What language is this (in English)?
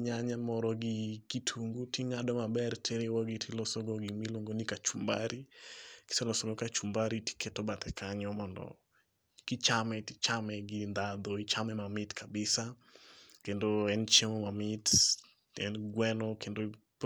Luo (Kenya and Tanzania)